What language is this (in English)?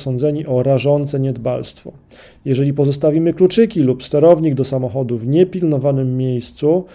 Polish